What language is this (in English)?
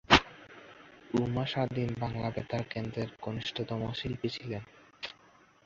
Bangla